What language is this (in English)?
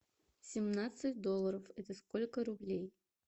Russian